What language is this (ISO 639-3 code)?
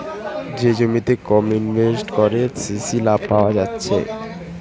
ben